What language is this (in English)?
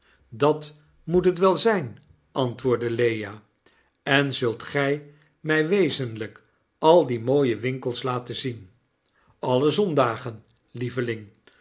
Dutch